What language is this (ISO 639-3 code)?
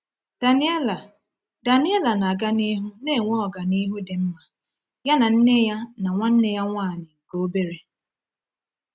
ibo